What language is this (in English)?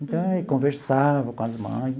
Portuguese